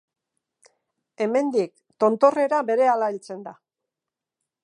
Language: Basque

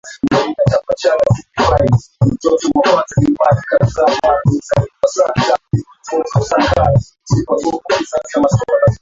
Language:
Swahili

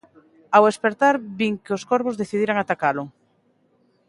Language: Galician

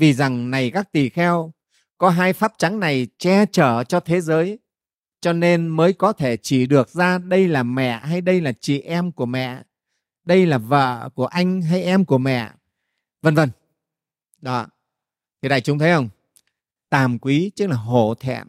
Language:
Vietnamese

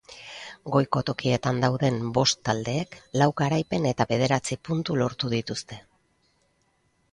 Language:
Basque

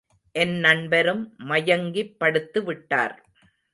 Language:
Tamil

